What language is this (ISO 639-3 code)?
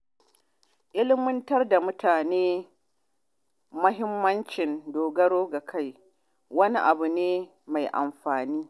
hau